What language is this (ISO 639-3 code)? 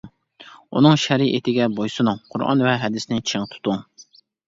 uig